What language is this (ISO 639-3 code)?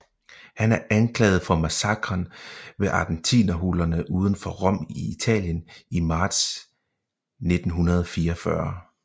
dan